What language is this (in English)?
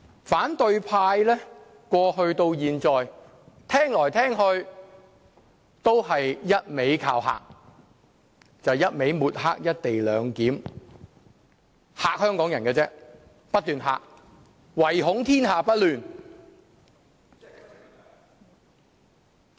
Cantonese